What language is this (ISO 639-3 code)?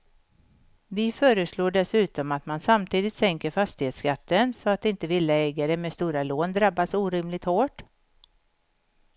swe